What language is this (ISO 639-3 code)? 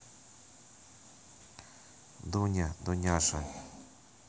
rus